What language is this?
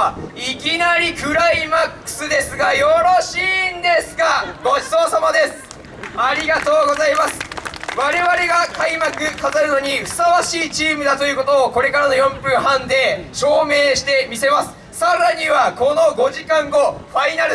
Japanese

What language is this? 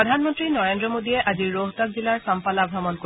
Assamese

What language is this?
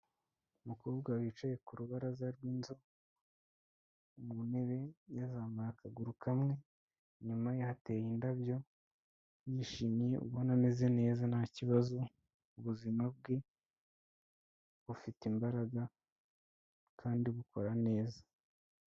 Kinyarwanda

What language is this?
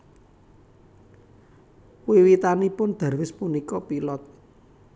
Javanese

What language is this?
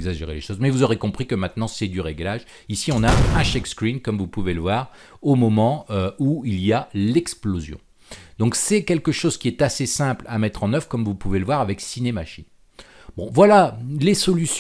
French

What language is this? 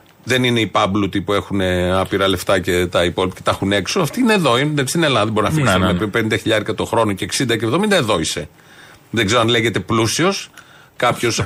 Greek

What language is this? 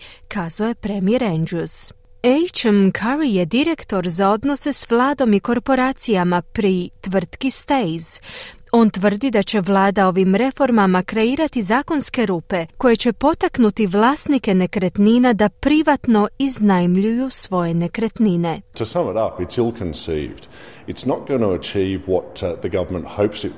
Croatian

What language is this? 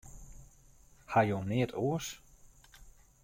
Western Frisian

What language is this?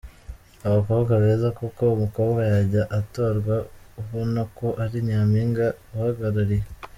Kinyarwanda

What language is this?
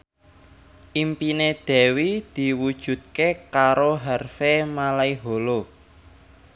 Javanese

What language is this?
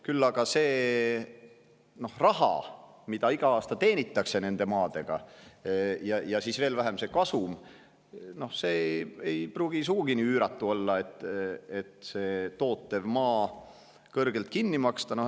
Estonian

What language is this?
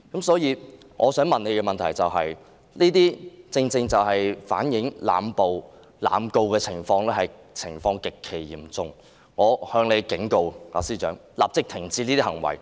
Cantonese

